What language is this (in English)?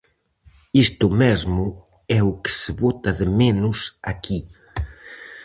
Galician